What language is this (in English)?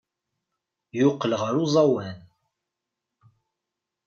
Kabyle